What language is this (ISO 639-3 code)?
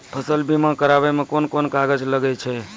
mai